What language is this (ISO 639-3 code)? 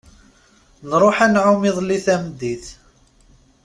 kab